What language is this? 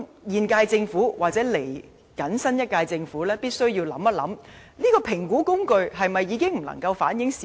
Cantonese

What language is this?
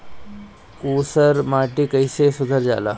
Bhojpuri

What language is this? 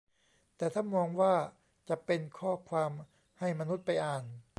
Thai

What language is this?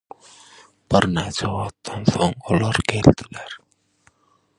Turkmen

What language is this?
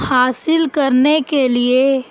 Urdu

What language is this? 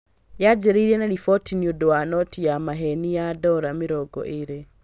Kikuyu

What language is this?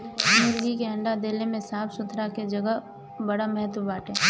Bhojpuri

